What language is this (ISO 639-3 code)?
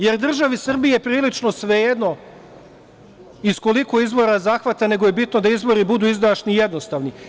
srp